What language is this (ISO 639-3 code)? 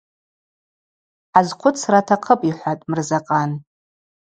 abq